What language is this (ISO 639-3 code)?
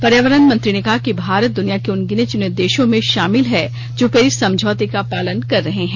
hin